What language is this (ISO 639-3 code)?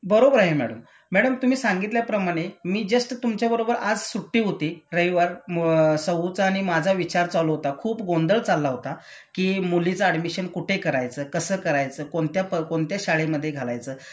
mar